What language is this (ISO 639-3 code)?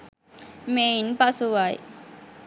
sin